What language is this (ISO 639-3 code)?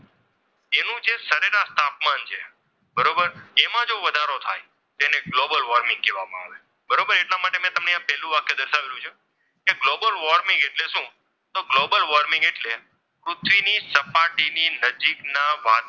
guj